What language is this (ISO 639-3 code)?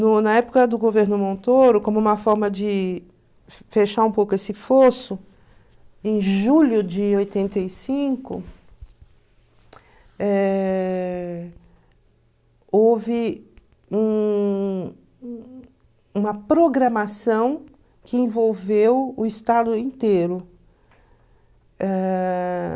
por